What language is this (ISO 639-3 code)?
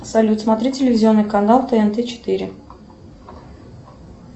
rus